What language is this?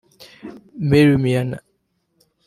Kinyarwanda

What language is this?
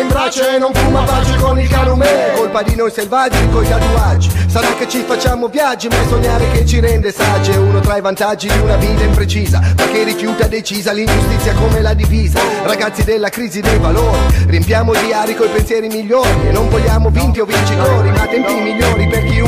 Italian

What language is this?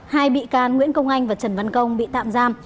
Vietnamese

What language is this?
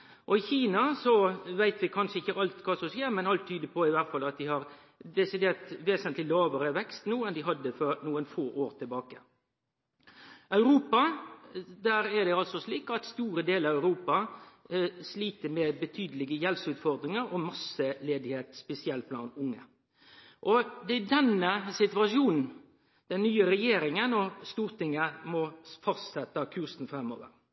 Norwegian Nynorsk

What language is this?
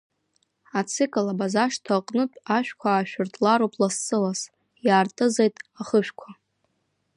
Abkhazian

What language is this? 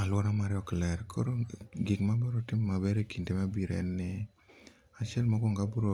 Luo (Kenya and Tanzania)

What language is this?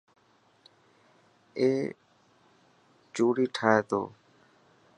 Dhatki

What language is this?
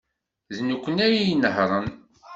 Kabyle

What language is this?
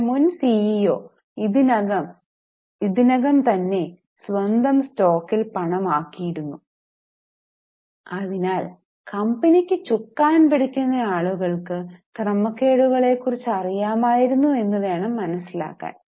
Malayalam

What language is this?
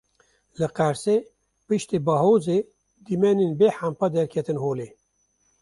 Kurdish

